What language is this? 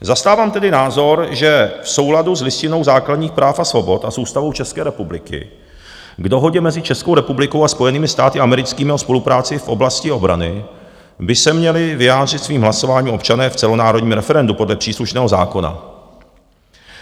Czech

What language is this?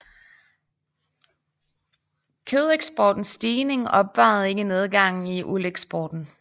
Danish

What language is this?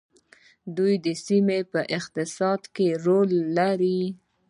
Pashto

